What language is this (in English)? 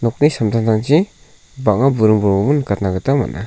Garo